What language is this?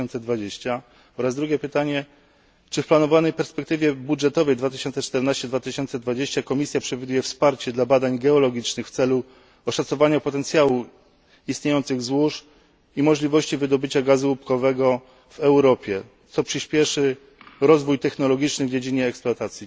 Polish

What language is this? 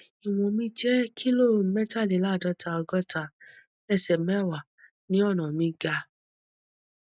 Yoruba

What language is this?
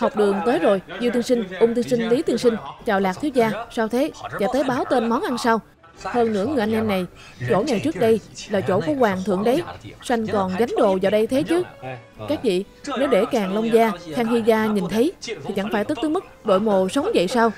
Vietnamese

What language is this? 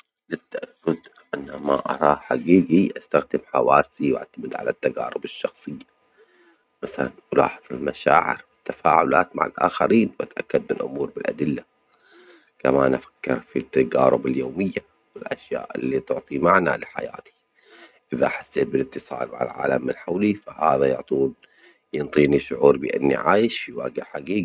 Omani Arabic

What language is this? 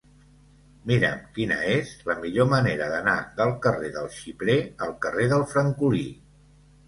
Catalan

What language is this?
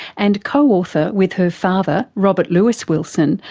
English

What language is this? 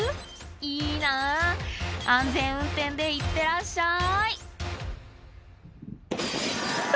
Japanese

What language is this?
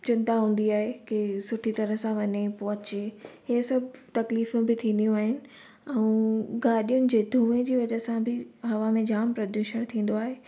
Sindhi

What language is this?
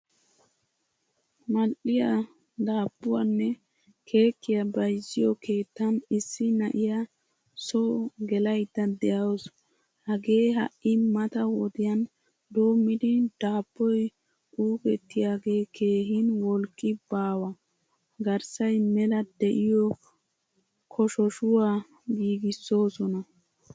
Wolaytta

